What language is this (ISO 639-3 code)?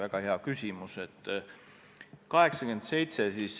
est